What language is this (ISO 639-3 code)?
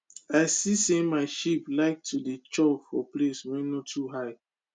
pcm